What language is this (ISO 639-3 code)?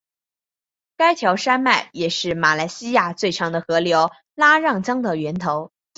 zho